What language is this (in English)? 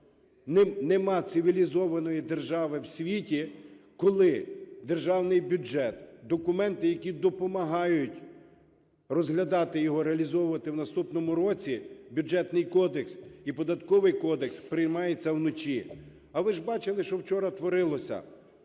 Ukrainian